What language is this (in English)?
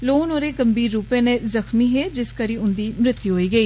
Dogri